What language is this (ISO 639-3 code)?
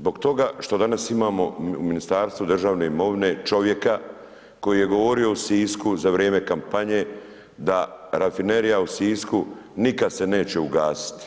hrv